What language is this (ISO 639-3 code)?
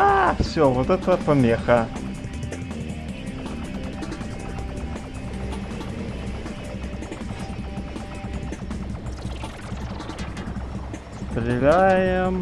rus